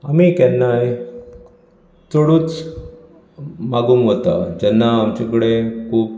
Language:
Konkani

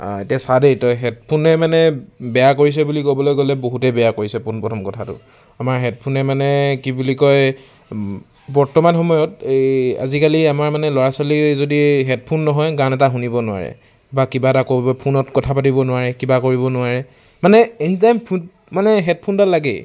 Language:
Assamese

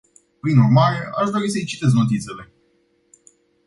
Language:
Romanian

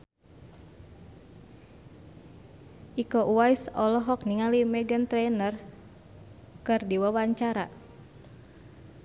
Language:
Sundanese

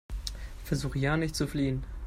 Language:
German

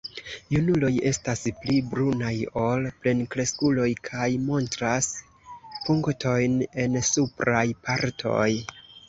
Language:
Esperanto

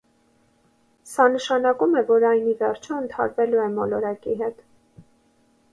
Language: Armenian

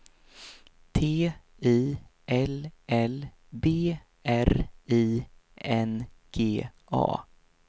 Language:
Swedish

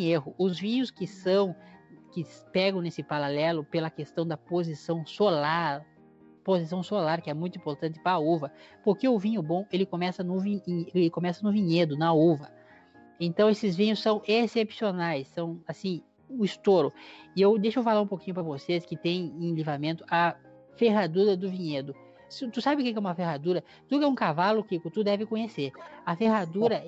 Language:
Portuguese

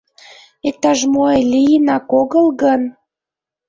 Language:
Mari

